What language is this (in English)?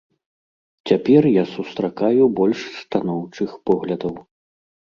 Belarusian